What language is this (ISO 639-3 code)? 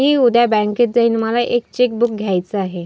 mar